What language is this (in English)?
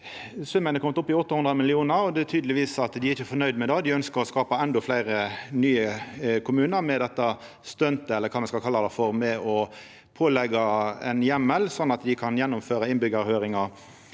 Norwegian